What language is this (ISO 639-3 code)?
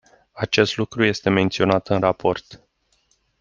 ron